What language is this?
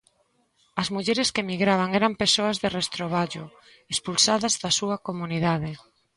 Galician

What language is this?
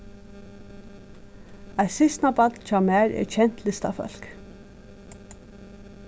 Faroese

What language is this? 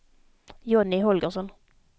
Swedish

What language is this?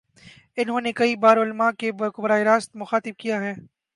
Urdu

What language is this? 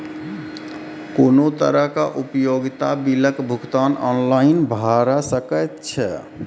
Maithili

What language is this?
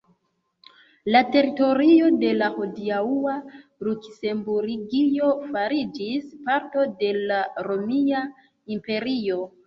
Esperanto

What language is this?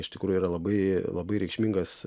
Lithuanian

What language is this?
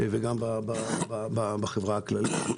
Hebrew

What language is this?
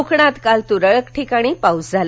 Marathi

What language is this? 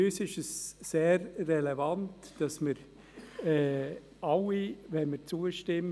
Swiss German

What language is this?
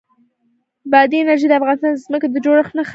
Pashto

